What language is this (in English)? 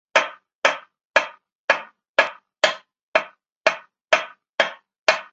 Chinese